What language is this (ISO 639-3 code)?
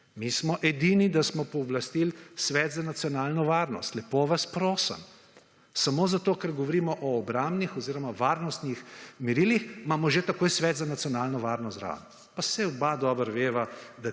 slv